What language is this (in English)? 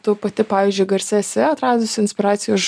Lithuanian